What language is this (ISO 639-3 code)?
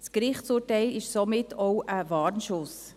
gsw